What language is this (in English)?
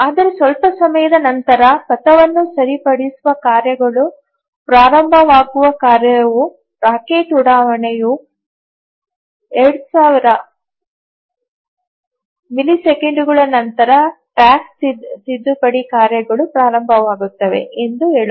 Kannada